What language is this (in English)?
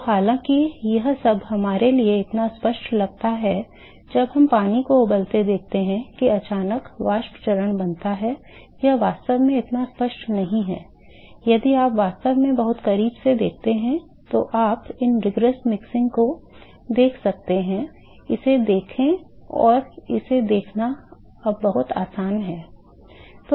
Hindi